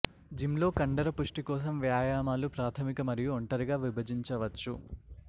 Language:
Telugu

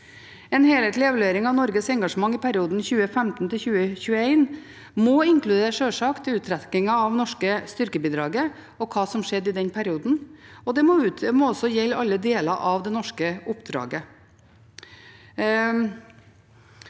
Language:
Norwegian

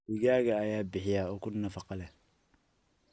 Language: Somali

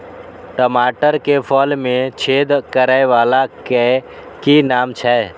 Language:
Maithili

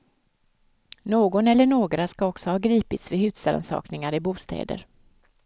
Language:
Swedish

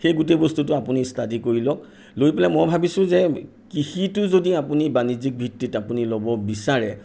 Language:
Assamese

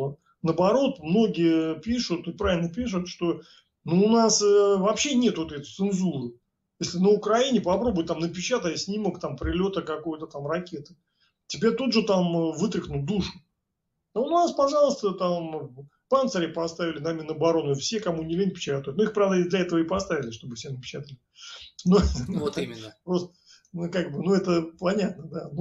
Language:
Russian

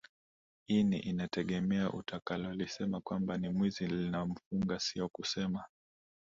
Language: Swahili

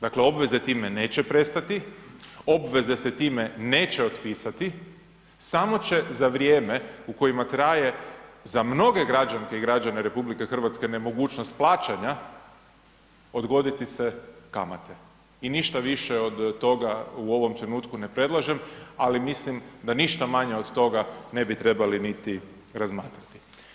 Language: Croatian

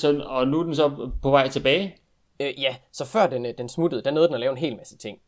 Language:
Danish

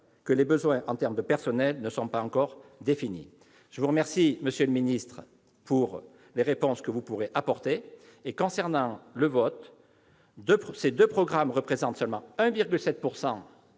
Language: French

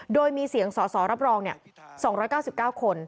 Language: Thai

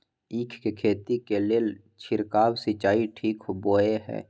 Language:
Maithili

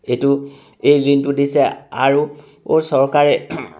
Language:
Assamese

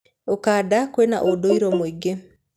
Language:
Kikuyu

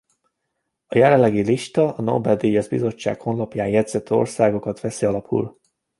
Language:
Hungarian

